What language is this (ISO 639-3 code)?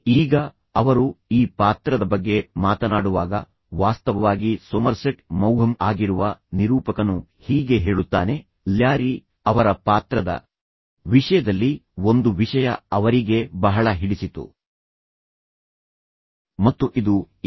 kan